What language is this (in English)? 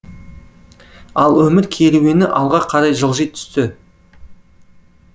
Kazakh